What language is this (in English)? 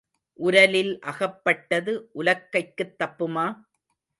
Tamil